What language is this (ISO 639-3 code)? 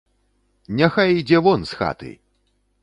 bel